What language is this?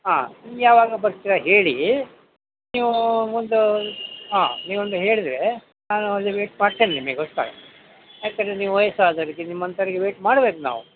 Kannada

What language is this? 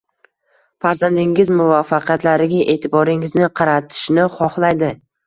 Uzbek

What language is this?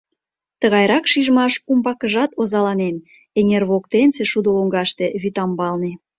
Mari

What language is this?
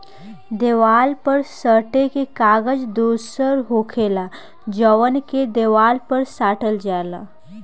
Bhojpuri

